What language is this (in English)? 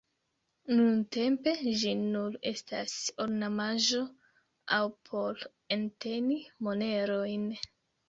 Esperanto